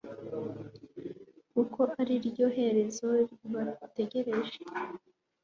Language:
Kinyarwanda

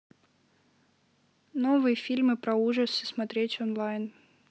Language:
Russian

